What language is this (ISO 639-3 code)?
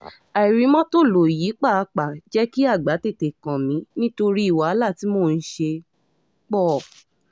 yor